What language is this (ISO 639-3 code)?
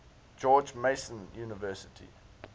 eng